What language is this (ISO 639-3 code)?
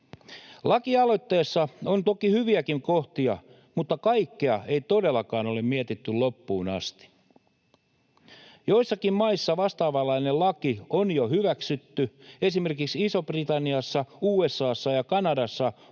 fin